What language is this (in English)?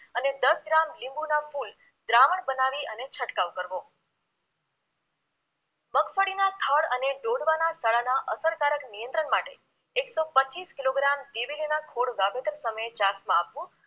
Gujarati